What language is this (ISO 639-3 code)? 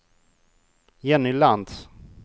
swe